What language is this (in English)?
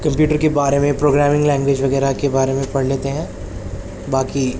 Urdu